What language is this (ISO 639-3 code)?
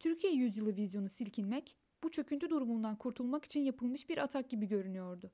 tur